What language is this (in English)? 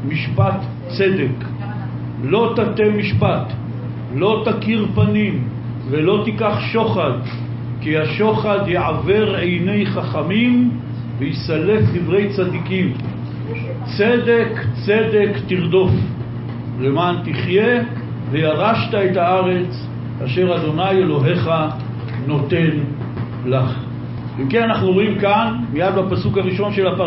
Hebrew